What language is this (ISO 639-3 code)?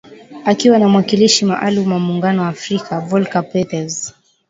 swa